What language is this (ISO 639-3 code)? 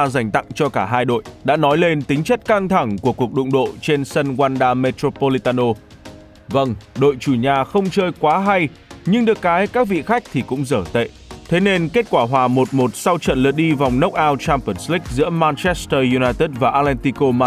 vie